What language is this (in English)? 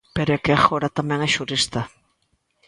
Galician